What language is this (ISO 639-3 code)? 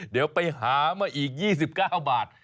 tha